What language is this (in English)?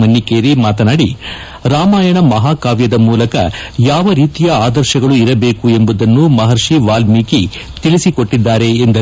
Kannada